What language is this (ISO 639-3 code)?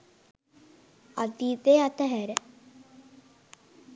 sin